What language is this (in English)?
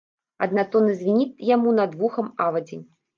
Belarusian